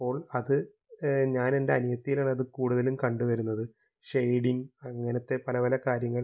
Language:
Malayalam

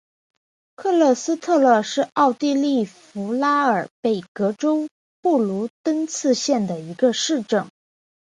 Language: Chinese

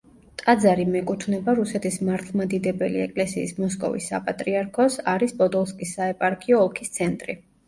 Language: Georgian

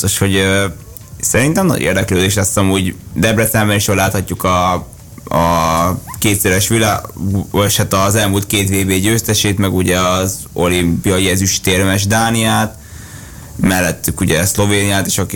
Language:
Hungarian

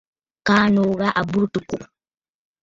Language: Bafut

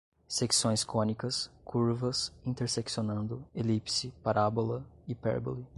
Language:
Portuguese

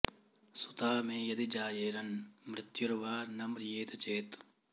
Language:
Sanskrit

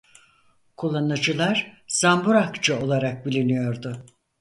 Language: Turkish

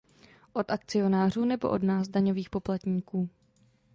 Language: Czech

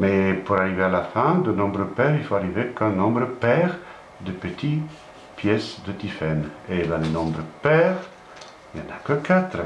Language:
French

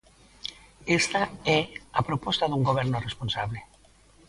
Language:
Galician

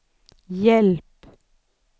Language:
Swedish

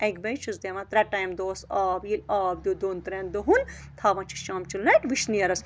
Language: Kashmiri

